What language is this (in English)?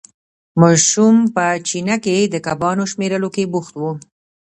Pashto